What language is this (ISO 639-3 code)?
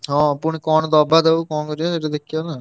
ori